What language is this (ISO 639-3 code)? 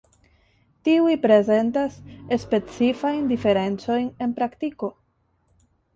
epo